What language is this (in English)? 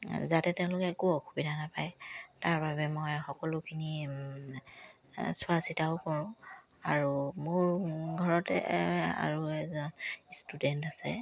Assamese